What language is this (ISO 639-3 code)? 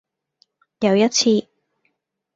yue